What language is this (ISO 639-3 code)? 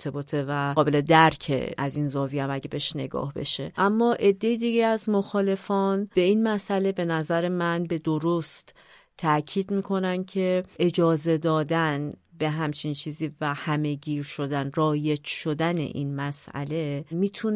fas